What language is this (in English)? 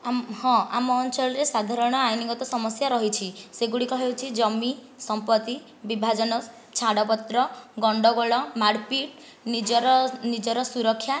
Odia